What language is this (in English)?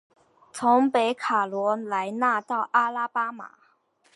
Chinese